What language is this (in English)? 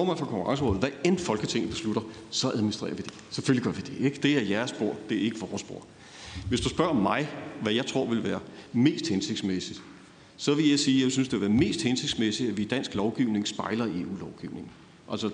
Danish